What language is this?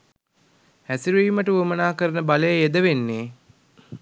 Sinhala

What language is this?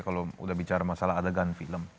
Indonesian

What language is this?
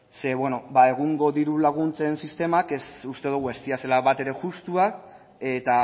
Basque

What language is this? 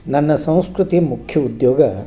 Kannada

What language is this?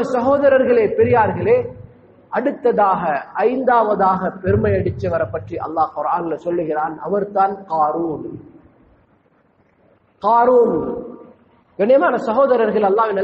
Hindi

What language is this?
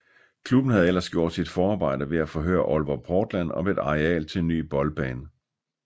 Danish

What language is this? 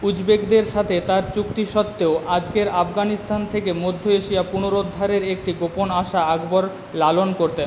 Bangla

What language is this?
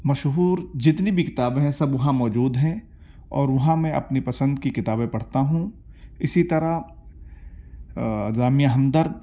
Urdu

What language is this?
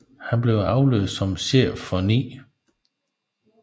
Danish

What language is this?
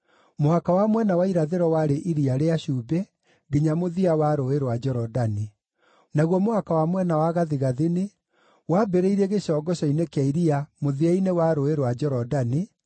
Kikuyu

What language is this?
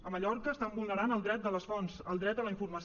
Catalan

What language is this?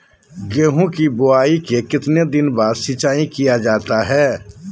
Magahi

